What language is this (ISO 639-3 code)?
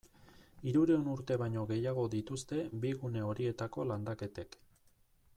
eus